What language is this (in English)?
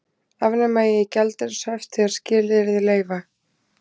Icelandic